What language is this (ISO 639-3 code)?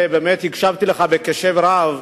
heb